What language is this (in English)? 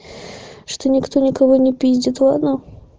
Russian